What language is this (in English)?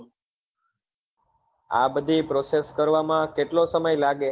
Gujarati